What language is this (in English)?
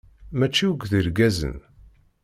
Kabyle